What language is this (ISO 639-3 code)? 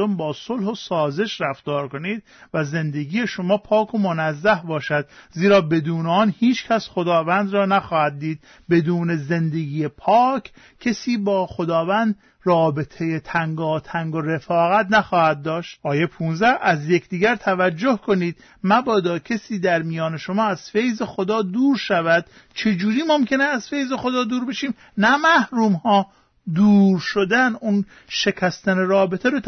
fas